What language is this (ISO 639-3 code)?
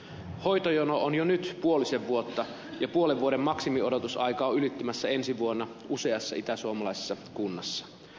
fin